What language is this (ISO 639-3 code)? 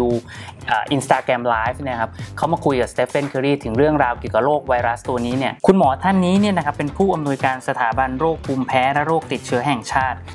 tha